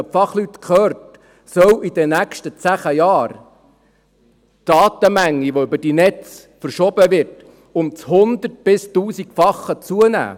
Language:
Swiss German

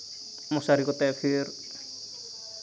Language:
Santali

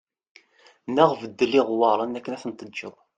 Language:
Kabyle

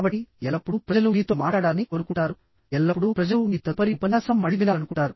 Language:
Telugu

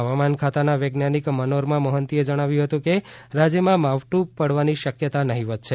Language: Gujarati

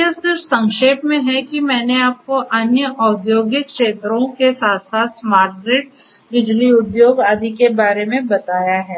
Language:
Hindi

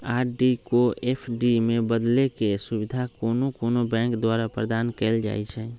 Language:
Magahi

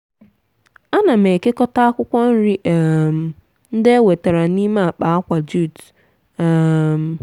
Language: Igbo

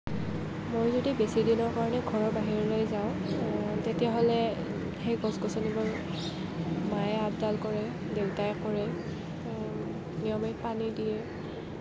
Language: Assamese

